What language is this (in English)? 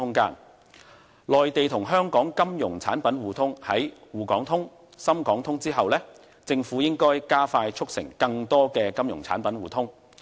Cantonese